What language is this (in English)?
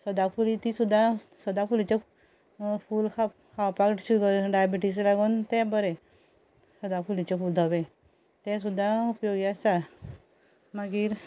Konkani